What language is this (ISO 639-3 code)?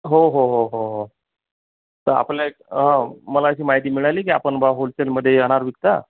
mar